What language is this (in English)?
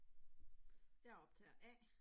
Danish